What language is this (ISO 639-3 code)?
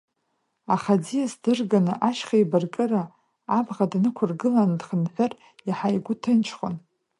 abk